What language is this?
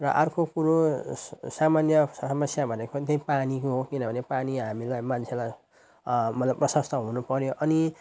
Nepali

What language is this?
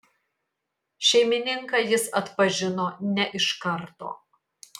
Lithuanian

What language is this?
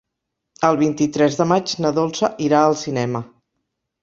Catalan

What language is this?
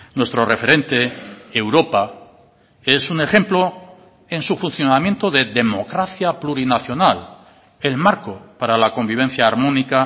Spanish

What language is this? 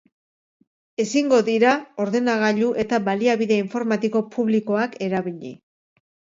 Basque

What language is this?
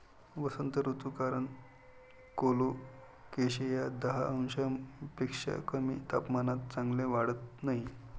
Marathi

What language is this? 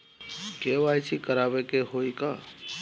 Bhojpuri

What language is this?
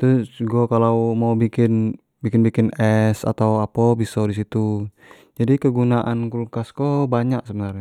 Jambi Malay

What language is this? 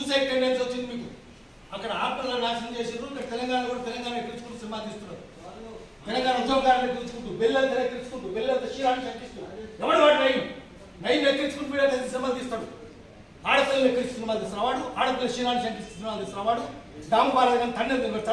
Turkish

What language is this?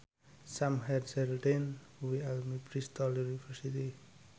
Javanese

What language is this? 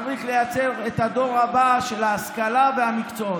Hebrew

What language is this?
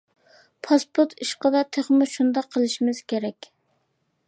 Uyghur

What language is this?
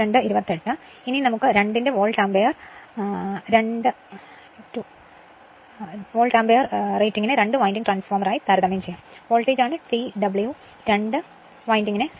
Malayalam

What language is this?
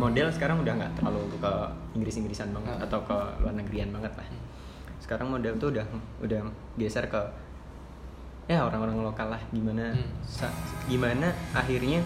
Indonesian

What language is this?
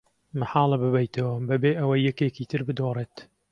Central Kurdish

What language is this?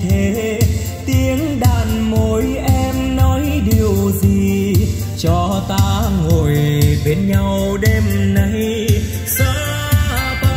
Vietnamese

